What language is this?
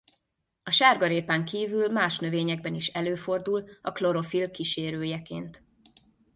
Hungarian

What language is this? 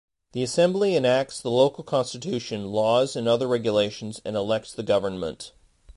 English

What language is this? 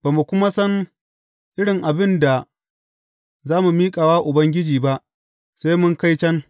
Hausa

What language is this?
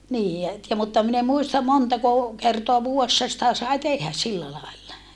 Finnish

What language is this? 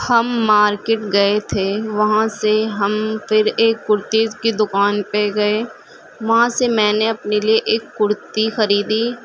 Urdu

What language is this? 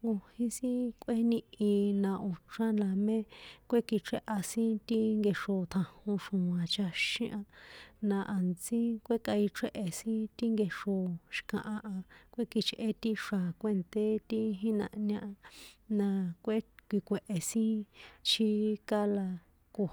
San Juan Atzingo Popoloca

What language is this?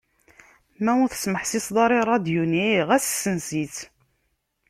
Kabyle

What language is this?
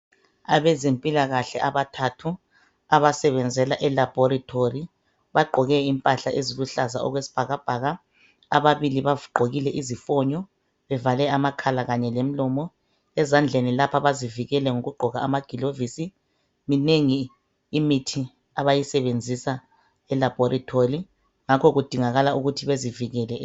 North Ndebele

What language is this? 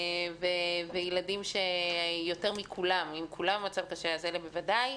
Hebrew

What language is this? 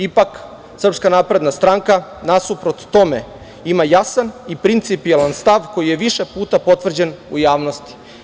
Serbian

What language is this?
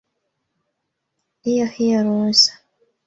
Swahili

